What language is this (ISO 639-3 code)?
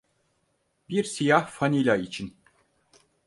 tur